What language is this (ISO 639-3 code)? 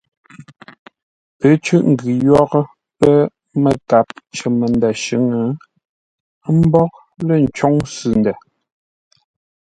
nla